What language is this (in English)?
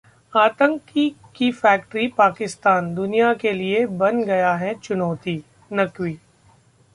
Hindi